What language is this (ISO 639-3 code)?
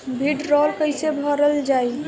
bho